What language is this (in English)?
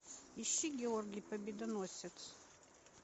Russian